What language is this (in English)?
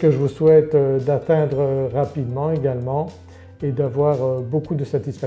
French